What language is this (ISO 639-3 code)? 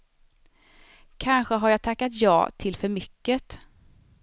swe